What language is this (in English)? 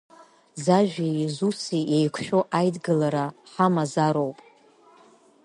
Abkhazian